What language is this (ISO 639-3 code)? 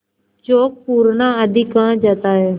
hin